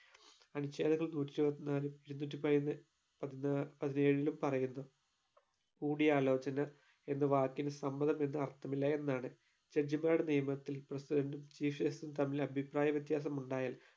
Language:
Malayalam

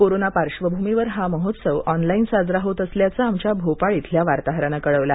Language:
Marathi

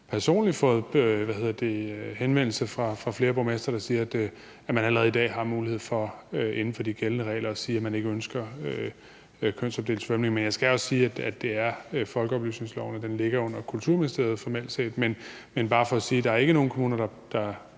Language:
Danish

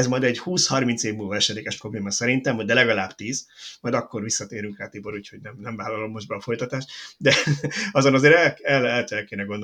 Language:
Hungarian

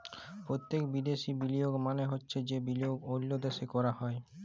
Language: Bangla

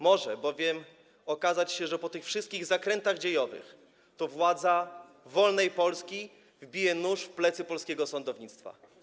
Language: Polish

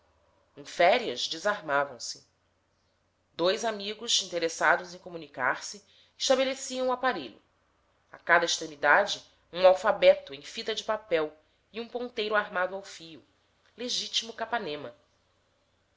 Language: Portuguese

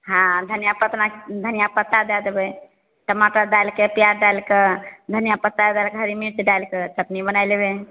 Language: Maithili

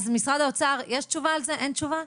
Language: Hebrew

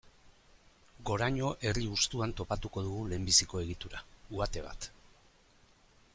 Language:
Basque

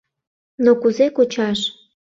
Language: Mari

